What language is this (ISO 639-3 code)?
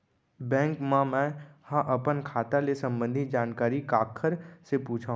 hne